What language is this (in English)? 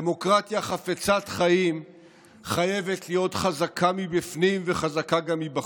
Hebrew